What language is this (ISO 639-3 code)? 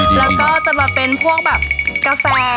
tha